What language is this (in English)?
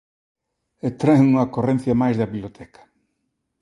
Galician